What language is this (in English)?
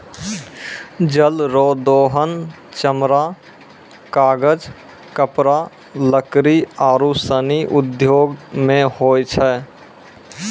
Maithili